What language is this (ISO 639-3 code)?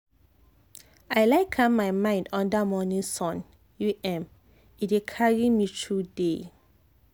pcm